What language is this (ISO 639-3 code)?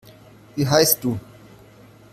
deu